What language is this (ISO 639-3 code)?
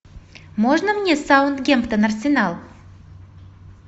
rus